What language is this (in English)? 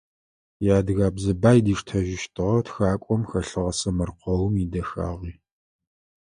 Adyghe